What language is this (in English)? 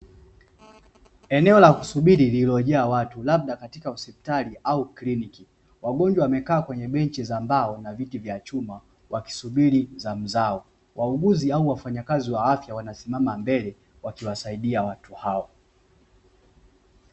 Swahili